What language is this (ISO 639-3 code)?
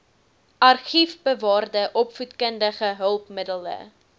afr